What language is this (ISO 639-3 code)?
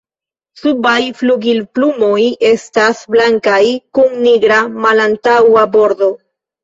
epo